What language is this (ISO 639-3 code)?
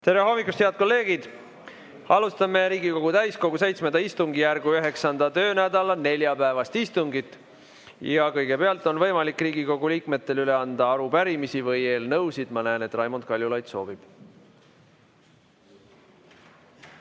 est